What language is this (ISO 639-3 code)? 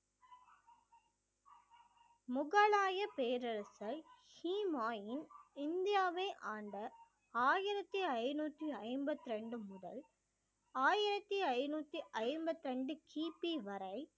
tam